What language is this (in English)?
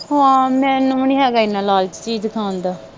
Punjabi